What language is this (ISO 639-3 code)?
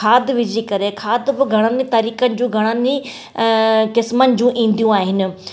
snd